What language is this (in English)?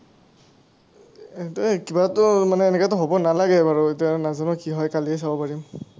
Assamese